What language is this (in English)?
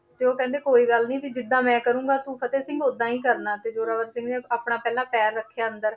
Punjabi